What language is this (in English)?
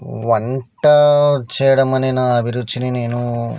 Telugu